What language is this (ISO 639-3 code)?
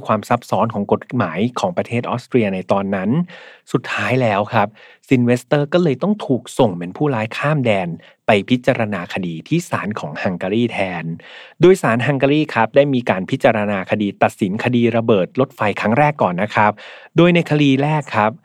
tha